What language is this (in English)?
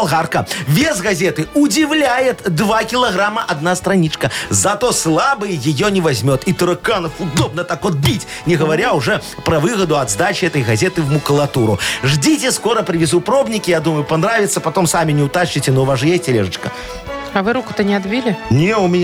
Russian